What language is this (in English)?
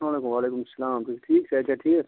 Kashmiri